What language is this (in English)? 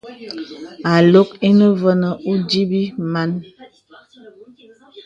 Bebele